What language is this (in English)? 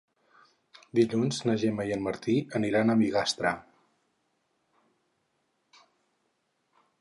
Catalan